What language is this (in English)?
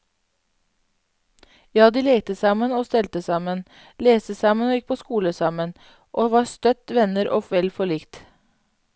Norwegian